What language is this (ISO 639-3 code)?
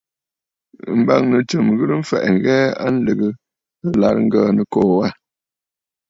bfd